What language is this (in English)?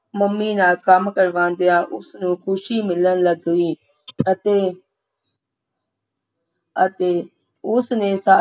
Punjabi